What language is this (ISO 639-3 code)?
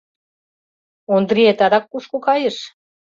chm